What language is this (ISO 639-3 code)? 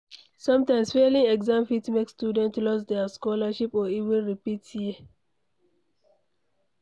pcm